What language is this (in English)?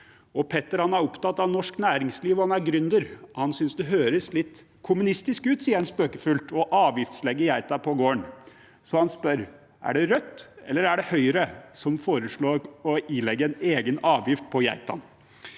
Norwegian